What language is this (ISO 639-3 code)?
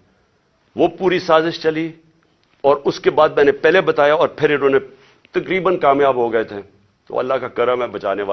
urd